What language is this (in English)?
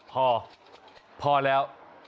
Thai